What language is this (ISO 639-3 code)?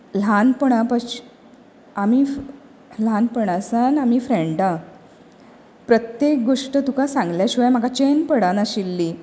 kok